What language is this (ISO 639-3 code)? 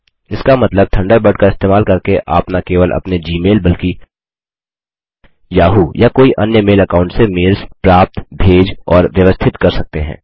hin